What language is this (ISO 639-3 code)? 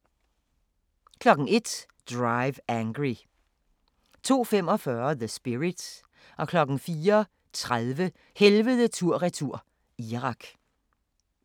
dan